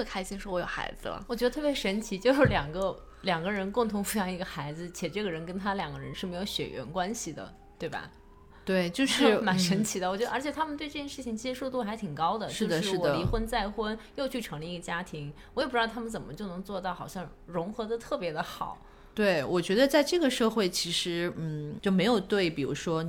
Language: Chinese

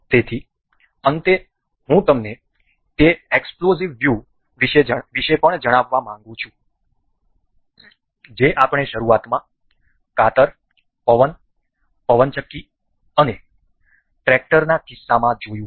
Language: Gujarati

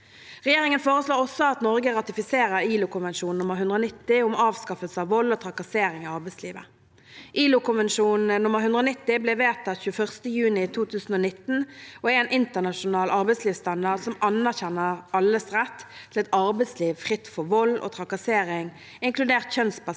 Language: Norwegian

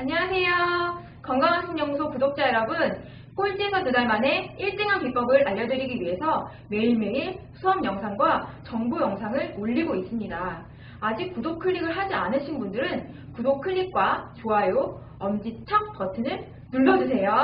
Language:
Korean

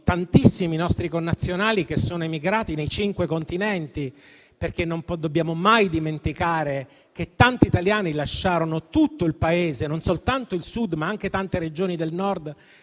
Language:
Italian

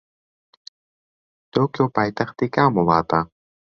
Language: Central Kurdish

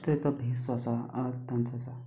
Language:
Konkani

